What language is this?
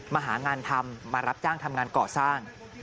Thai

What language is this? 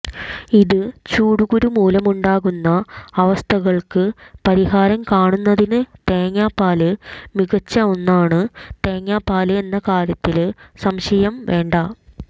Malayalam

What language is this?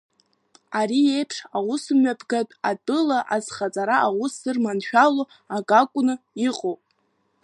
Abkhazian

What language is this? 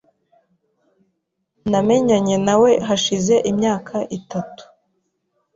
Kinyarwanda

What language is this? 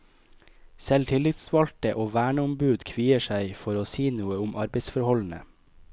Norwegian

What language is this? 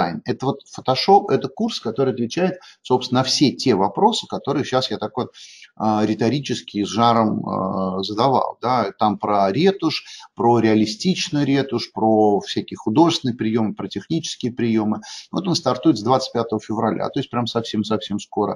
Russian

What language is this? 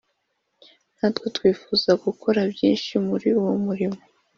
Kinyarwanda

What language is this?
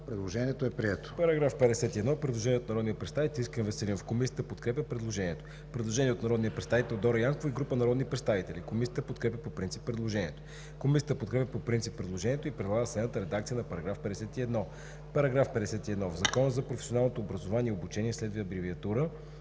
Bulgarian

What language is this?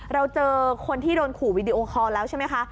Thai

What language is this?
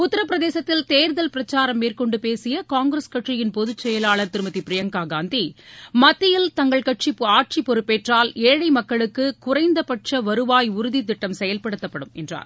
Tamil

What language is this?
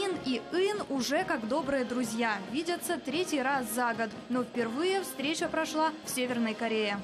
Russian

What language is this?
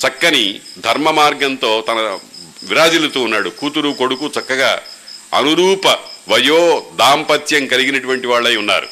Telugu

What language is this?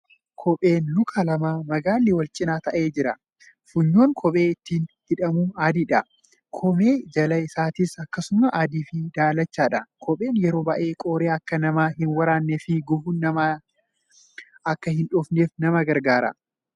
Oromo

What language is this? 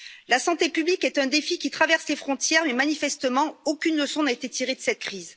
French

